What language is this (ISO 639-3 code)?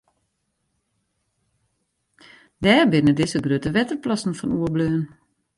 fry